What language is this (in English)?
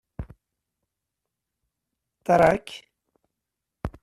Kabyle